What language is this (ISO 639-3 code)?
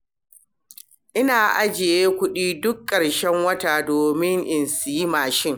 hau